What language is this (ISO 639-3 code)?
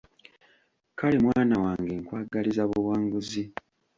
lug